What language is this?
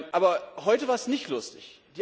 German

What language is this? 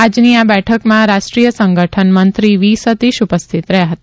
Gujarati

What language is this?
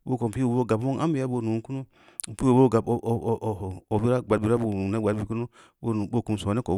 Samba Leko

